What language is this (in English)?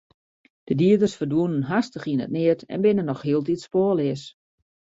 Western Frisian